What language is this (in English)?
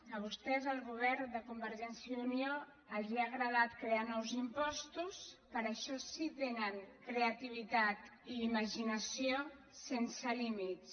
Catalan